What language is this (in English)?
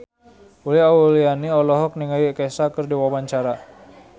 Sundanese